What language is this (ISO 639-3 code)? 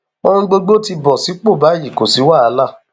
yor